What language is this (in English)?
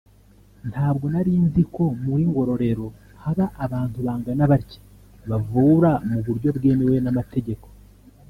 Kinyarwanda